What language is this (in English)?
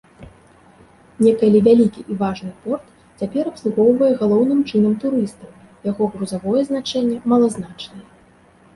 Belarusian